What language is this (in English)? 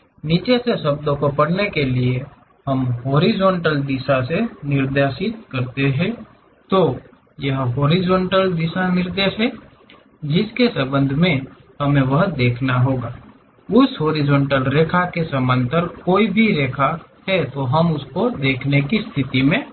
Hindi